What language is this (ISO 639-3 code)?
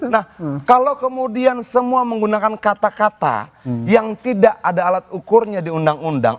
ind